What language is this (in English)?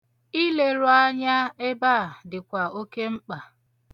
Igbo